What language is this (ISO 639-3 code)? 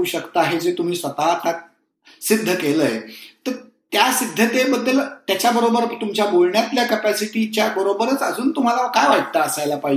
mar